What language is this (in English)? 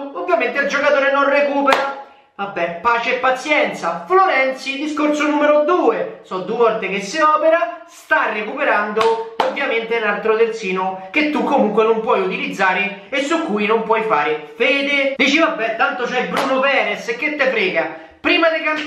Italian